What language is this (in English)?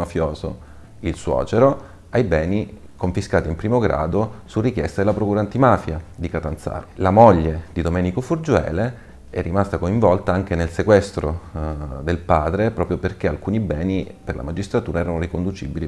Italian